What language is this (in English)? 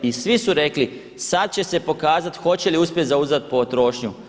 Croatian